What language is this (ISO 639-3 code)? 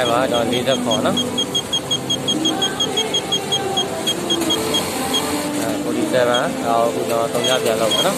vie